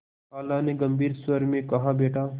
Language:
Hindi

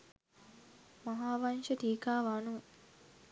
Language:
Sinhala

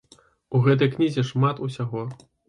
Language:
Belarusian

